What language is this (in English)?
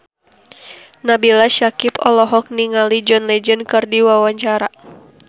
Sundanese